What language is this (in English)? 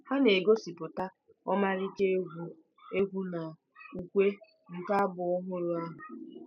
Igbo